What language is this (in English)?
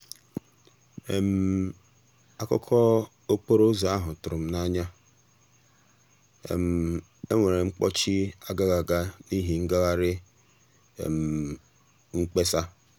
Igbo